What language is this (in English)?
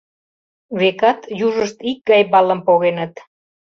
Mari